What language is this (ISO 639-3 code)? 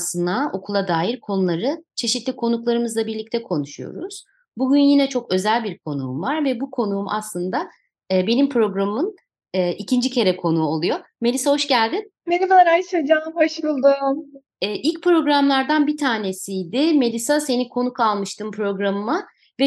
tur